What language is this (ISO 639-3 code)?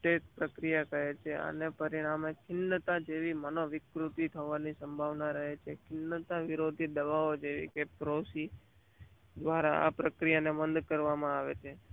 guj